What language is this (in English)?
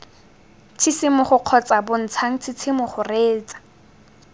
Tswana